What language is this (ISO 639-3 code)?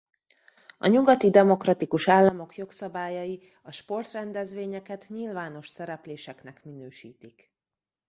hun